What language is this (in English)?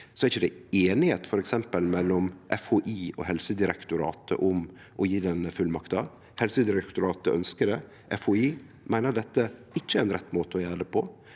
Norwegian